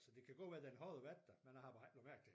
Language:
Danish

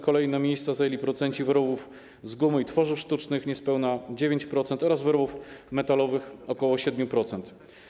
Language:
Polish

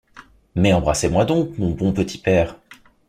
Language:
French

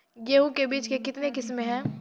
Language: Maithili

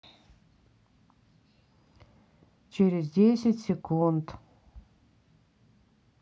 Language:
Russian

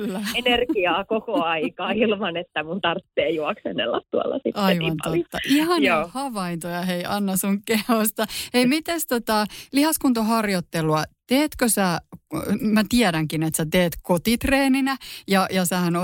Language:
Finnish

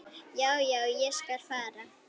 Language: Icelandic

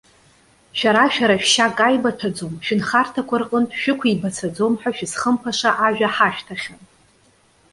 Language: Abkhazian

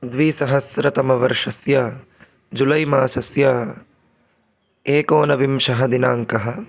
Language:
Sanskrit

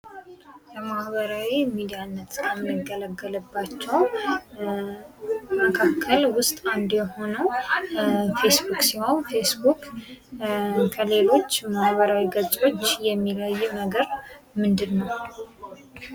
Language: Amharic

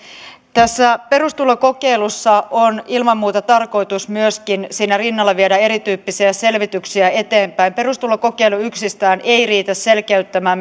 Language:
Finnish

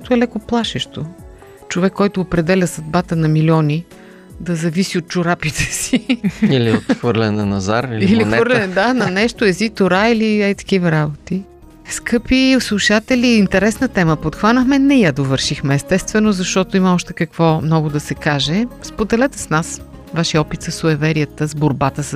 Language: Bulgarian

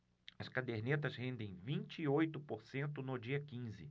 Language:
Portuguese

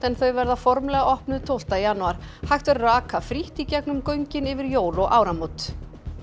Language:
Icelandic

